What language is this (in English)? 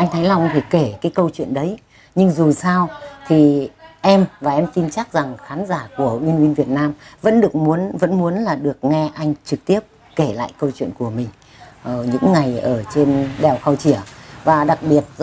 Vietnamese